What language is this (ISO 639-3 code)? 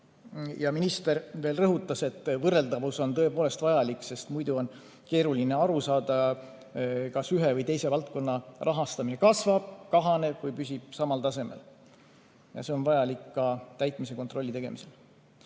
est